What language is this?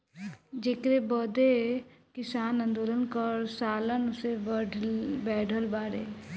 Bhojpuri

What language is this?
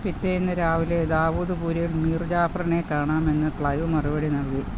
Malayalam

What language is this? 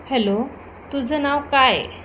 Marathi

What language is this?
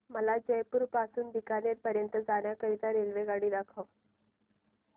Marathi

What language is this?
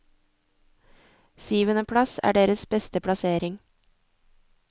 Norwegian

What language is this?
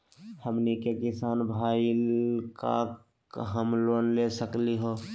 Magahi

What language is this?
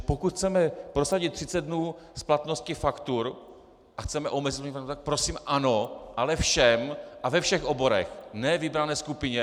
Czech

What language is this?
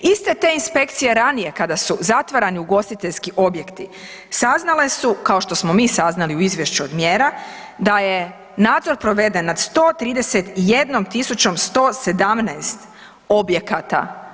Croatian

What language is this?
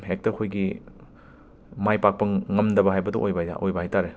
Manipuri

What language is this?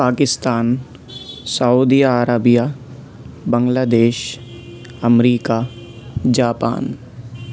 Urdu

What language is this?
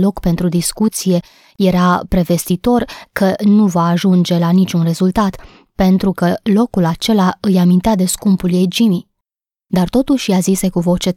Romanian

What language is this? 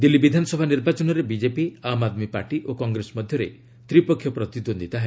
Odia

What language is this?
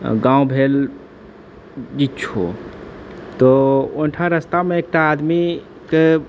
Maithili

